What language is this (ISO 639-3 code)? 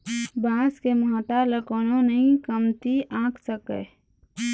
hne